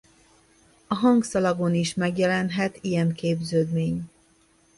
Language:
Hungarian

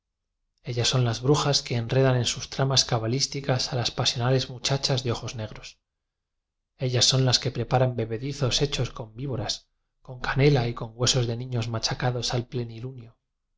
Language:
Spanish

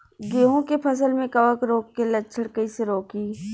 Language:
Bhojpuri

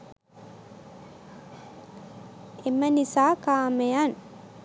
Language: Sinhala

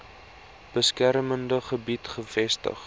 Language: Afrikaans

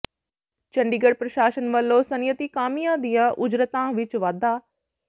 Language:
Punjabi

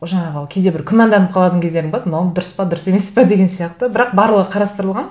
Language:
Kazakh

